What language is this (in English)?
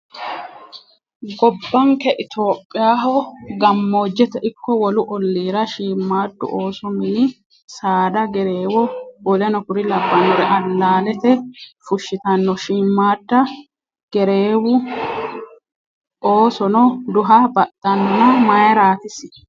Sidamo